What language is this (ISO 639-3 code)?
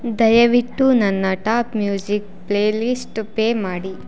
kan